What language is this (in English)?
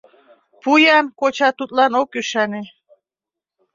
Mari